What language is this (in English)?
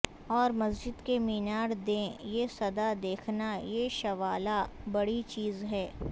Urdu